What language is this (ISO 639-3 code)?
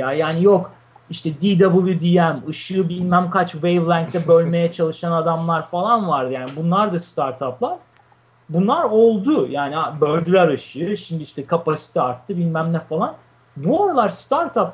tur